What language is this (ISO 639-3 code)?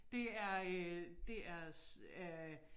dan